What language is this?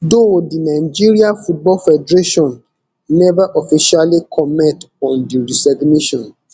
Nigerian Pidgin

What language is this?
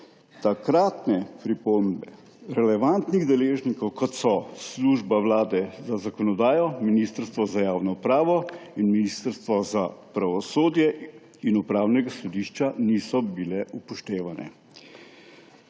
Slovenian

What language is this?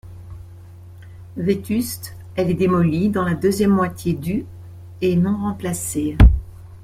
French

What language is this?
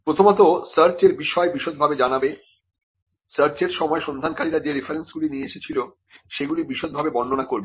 Bangla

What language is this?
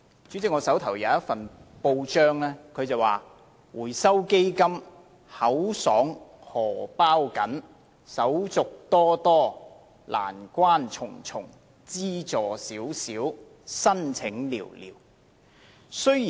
Cantonese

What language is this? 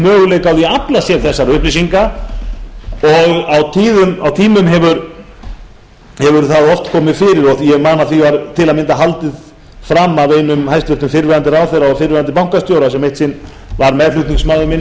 Icelandic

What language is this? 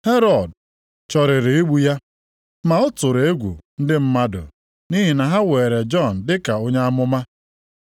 Igbo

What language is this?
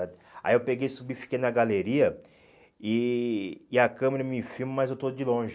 Portuguese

